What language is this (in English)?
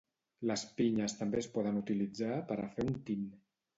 Catalan